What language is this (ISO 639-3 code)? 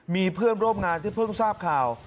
tha